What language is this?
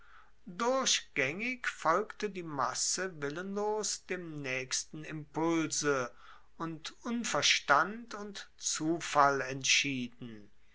German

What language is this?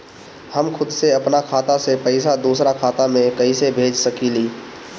Bhojpuri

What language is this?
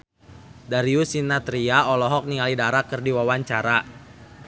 Sundanese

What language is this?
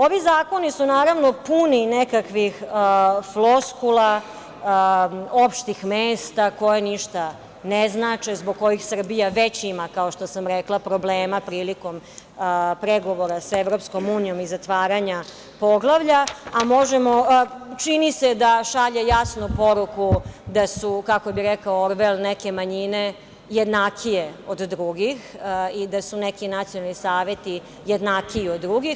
Serbian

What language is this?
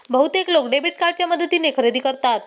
Marathi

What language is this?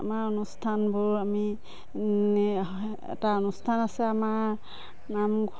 Assamese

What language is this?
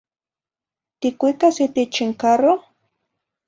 Zacatlán-Ahuacatlán-Tepetzintla Nahuatl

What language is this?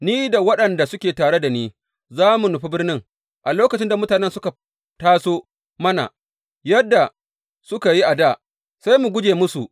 Hausa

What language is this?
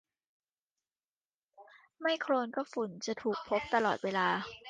Thai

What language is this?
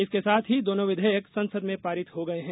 Hindi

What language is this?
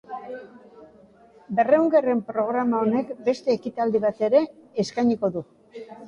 Basque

